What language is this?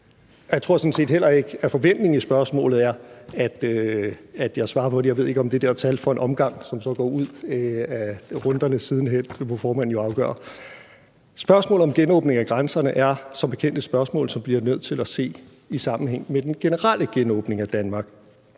Danish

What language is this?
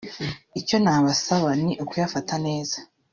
Kinyarwanda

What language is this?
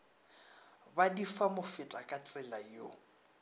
Northern Sotho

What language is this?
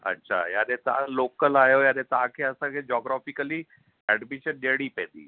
Sindhi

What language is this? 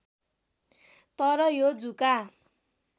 Nepali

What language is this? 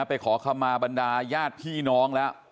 Thai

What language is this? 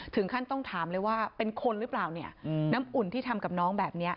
Thai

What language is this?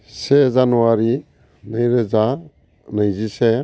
Bodo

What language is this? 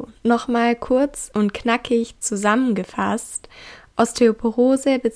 German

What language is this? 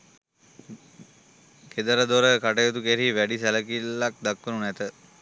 Sinhala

